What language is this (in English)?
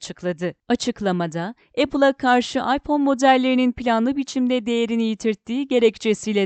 Turkish